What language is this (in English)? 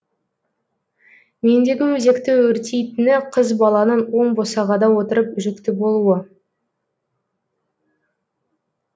Kazakh